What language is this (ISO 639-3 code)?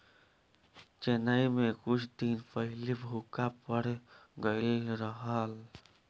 bho